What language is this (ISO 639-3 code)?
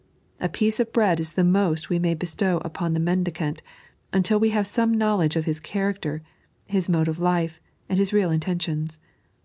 eng